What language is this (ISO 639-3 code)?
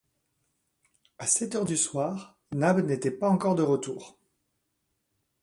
fra